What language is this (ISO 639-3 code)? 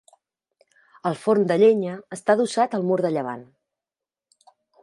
cat